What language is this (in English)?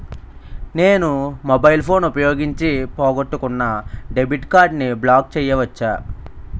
Telugu